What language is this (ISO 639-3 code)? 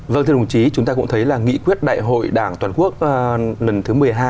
vie